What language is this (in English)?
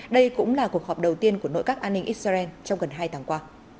Vietnamese